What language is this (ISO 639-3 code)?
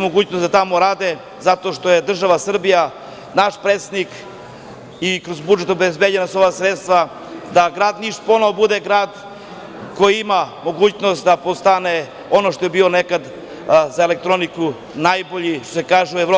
srp